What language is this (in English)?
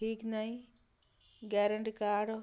Odia